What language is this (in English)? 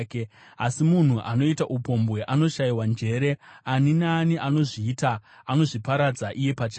Shona